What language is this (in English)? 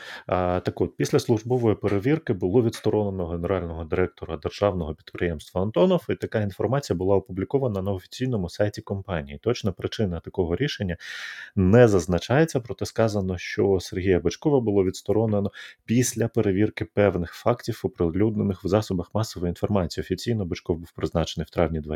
Ukrainian